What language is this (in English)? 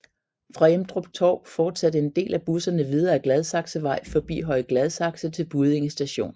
Danish